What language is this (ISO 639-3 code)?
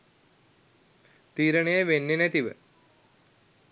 sin